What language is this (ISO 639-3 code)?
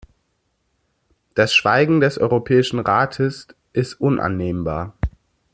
deu